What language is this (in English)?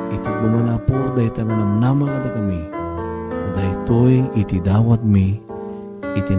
Filipino